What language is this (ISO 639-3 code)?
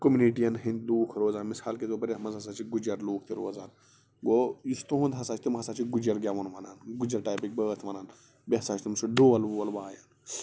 kas